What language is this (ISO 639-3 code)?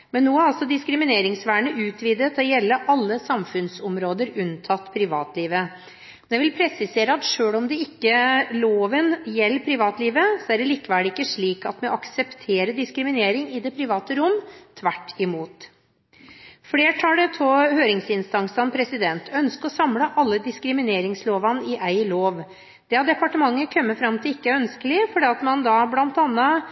nob